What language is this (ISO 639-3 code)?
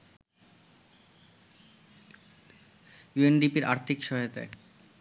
ben